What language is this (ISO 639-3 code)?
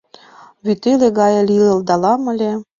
chm